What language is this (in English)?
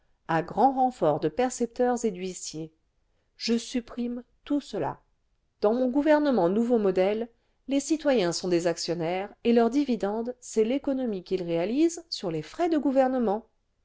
French